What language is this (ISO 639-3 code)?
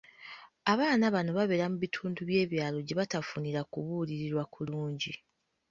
lug